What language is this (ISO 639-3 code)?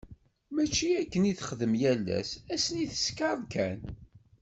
kab